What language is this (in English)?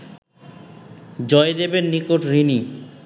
Bangla